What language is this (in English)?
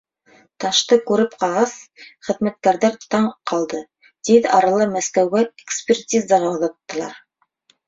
Bashkir